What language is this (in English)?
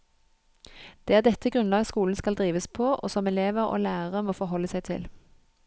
Norwegian